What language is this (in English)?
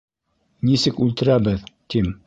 Bashkir